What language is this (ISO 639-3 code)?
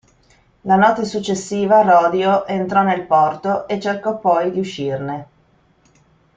ita